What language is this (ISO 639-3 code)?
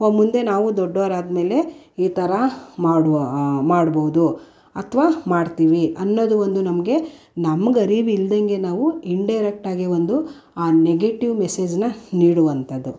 kan